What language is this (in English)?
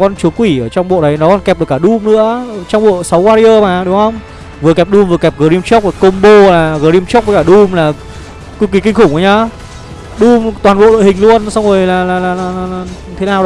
Vietnamese